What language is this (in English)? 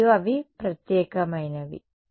Telugu